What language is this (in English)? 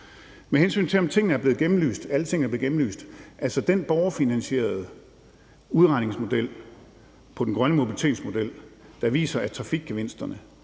Danish